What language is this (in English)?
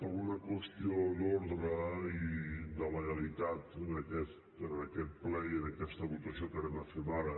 Catalan